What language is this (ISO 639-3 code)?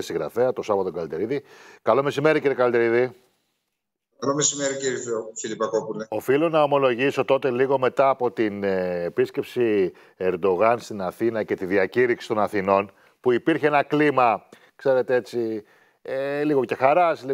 ell